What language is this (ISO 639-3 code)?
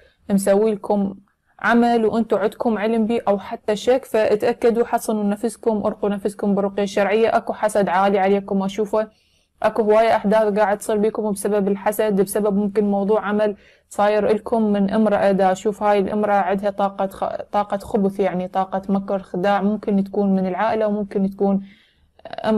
ara